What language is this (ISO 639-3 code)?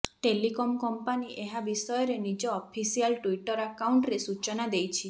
ori